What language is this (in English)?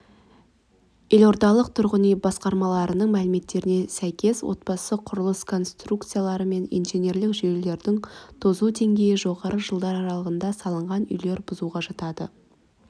Kazakh